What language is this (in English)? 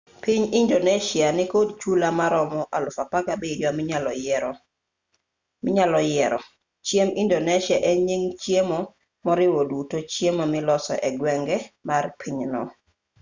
Luo (Kenya and Tanzania)